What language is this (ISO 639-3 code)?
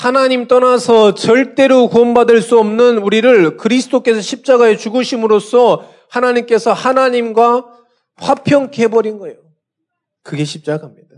kor